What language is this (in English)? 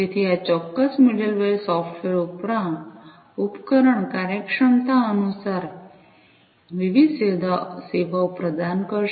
Gujarati